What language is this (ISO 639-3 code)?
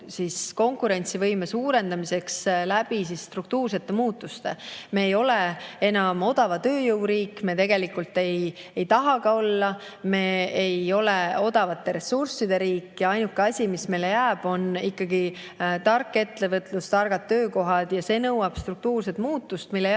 est